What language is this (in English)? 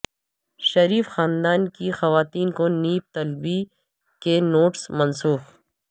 Urdu